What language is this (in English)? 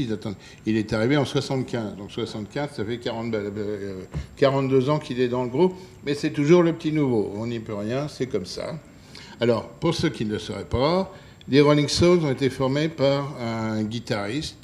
French